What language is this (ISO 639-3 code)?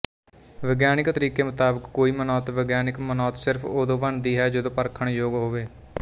pan